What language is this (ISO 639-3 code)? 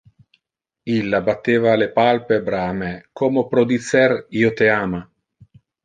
ina